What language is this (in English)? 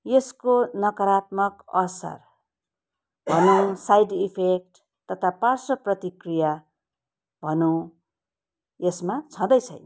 Nepali